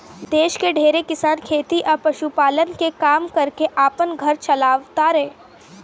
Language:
Bhojpuri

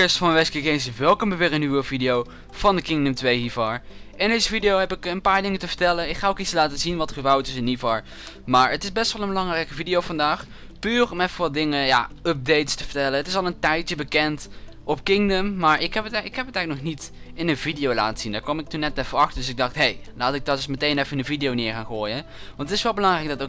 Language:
Dutch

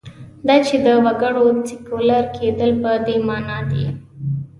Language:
Pashto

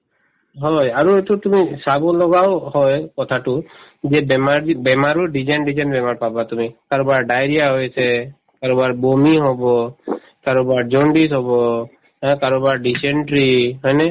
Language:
Assamese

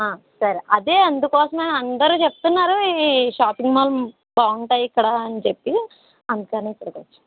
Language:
Telugu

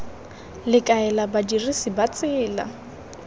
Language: Tswana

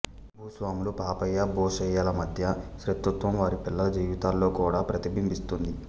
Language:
Telugu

